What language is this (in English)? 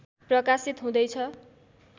Nepali